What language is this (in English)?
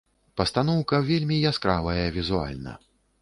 Belarusian